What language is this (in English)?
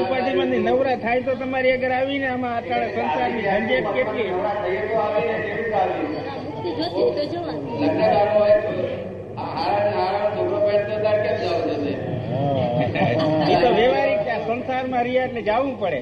Gujarati